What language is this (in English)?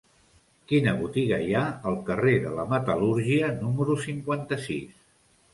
Catalan